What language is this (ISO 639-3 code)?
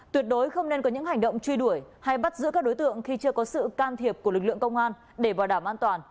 vie